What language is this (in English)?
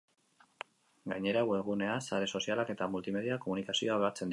Basque